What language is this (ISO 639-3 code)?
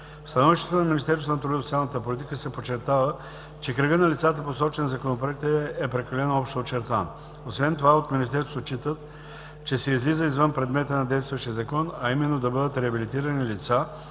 bul